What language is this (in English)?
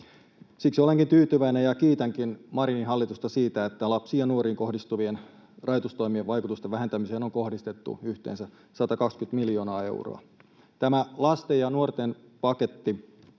Finnish